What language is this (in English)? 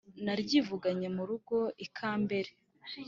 Kinyarwanda